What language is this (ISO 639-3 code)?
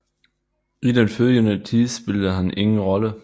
dan